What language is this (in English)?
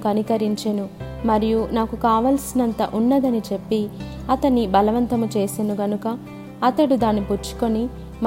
Telugu